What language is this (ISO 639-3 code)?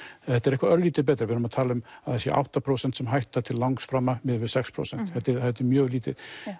isl